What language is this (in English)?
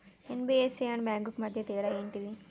Telugu